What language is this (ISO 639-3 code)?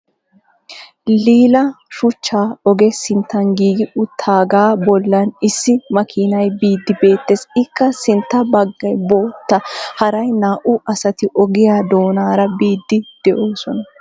wal